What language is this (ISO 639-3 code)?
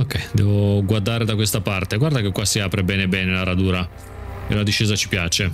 ita